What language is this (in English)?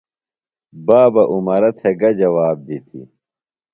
Phalura